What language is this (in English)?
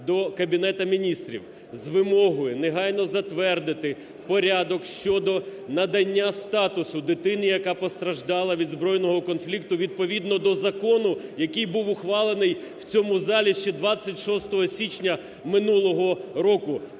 Ukrainian